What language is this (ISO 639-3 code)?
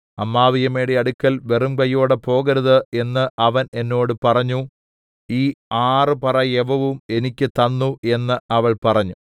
mal